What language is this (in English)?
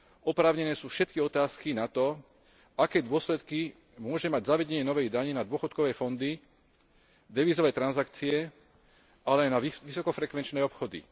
Slovak